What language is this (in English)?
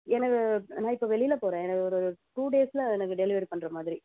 Tamil